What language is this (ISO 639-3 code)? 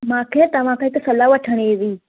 snd